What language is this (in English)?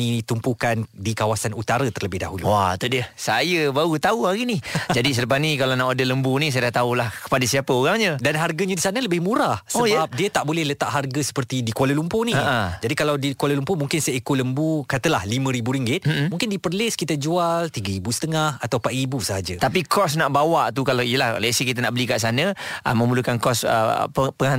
Malay